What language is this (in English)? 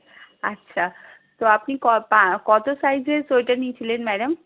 Bangla